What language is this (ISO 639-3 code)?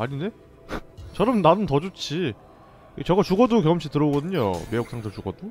kor